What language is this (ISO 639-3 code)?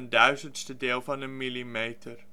nld